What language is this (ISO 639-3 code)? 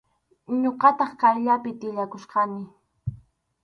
qxu